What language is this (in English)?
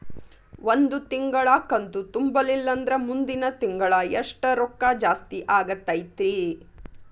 Kannada